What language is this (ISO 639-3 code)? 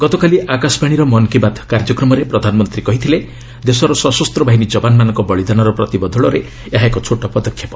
ori